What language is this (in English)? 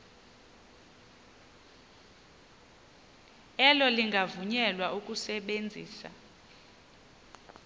Xhosa